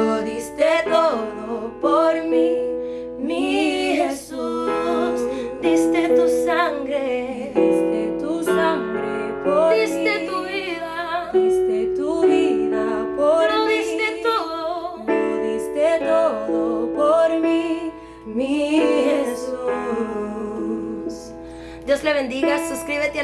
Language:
Spanish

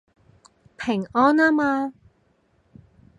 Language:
Cantonese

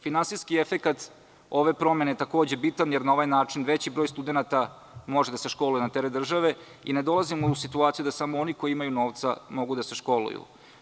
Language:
Serbian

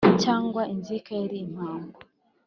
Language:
Kinyarwanda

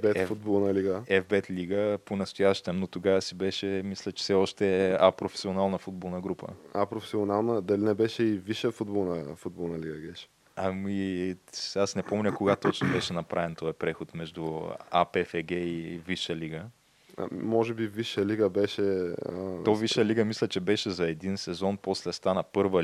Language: Bulgarian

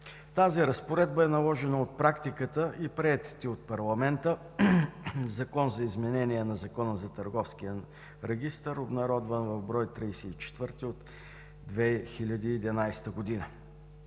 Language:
Bulgarian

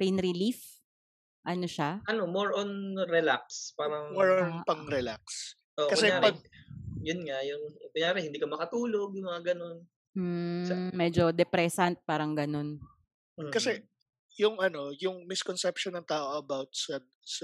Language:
Filipino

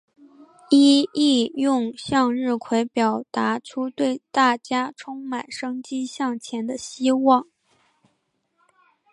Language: Chinese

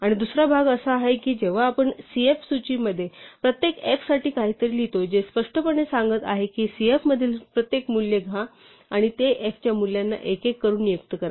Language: Marathi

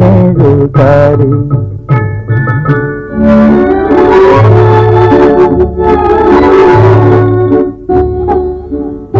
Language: Hindi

